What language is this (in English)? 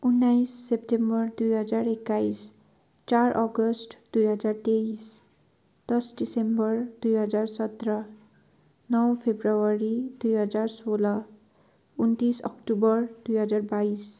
Nepali